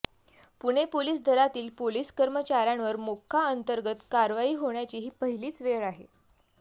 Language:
Marathi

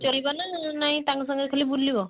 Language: Odia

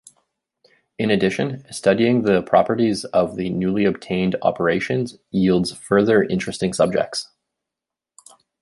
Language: English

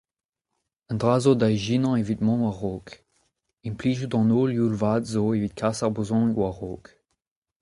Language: Breton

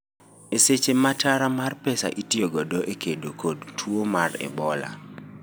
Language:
Luo (Kenya and Tanzania)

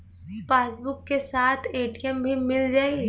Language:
Bhojpuri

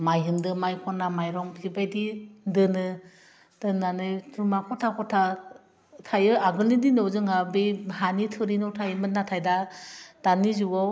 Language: Bodo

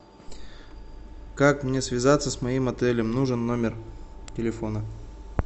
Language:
Russian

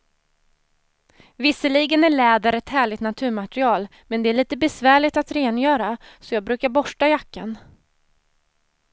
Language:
Swedish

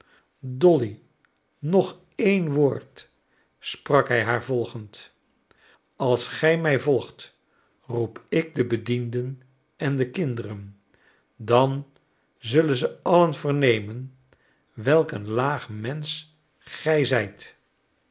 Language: Dutch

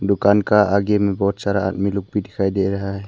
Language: Hindi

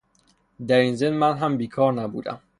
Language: Persian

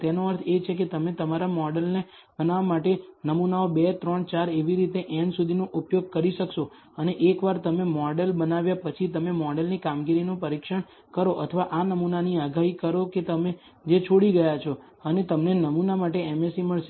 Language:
Gujarati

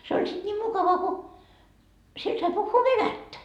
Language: Finnish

